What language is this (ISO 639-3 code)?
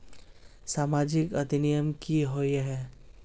mag